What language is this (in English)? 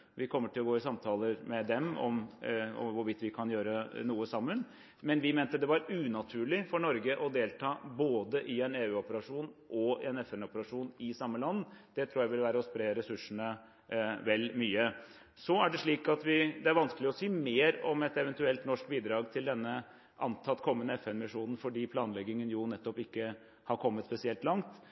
Norwegian Bokmål